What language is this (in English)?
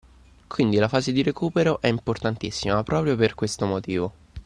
Italian